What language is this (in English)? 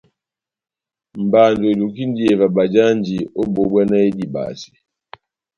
Batanga